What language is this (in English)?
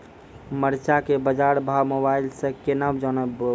Maithili